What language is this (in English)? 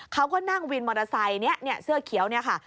Thai